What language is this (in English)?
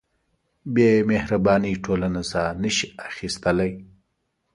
Pashto